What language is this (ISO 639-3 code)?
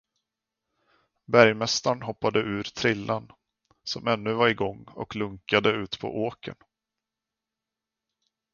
swe